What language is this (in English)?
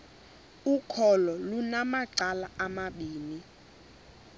Xhosa